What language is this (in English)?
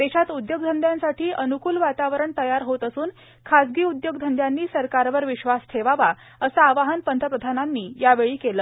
Marathi